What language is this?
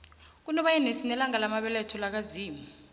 South Ndebele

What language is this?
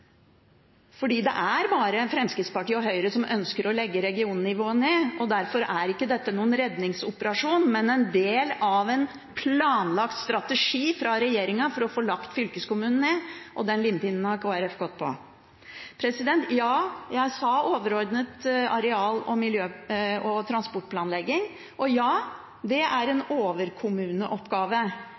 Norwegian Bokmål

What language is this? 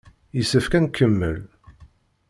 Kabyle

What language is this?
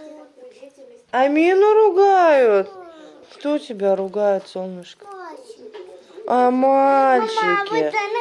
Russian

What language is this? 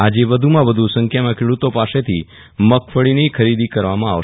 Gujarati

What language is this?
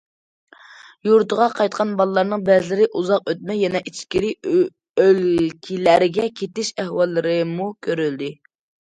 Uyghur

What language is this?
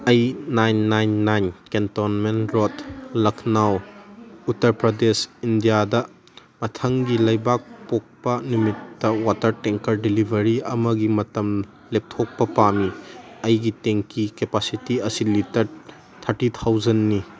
Manipuri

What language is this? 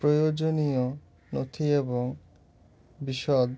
Bangla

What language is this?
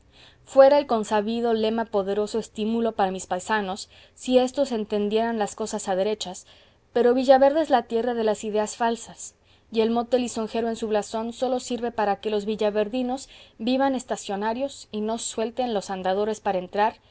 Spanish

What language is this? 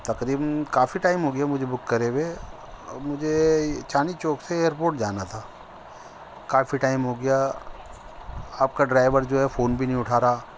Urdu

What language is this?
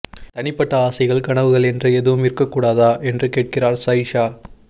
Tamil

